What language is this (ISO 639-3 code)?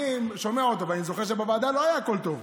heb